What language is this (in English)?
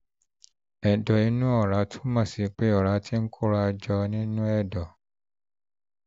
Yoruba